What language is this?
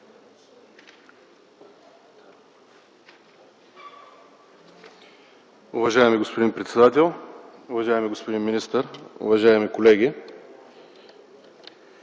Bulgarian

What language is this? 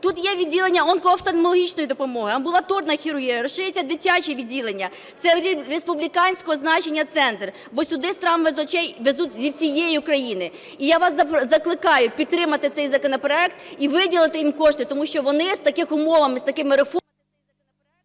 Ukrainian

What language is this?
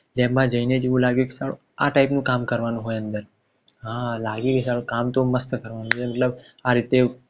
Gujarati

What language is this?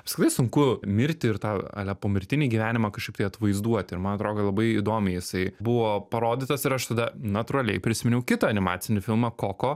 Lithuanian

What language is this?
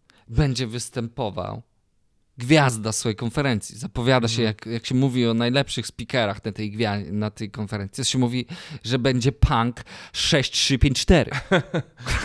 Polish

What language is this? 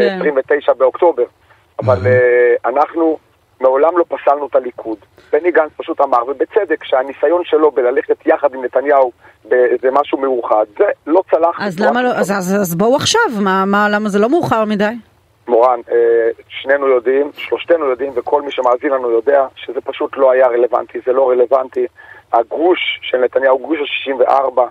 Hebrew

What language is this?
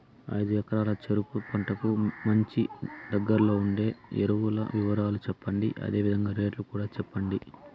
Telugu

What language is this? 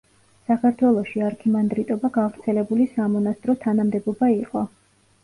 Georgian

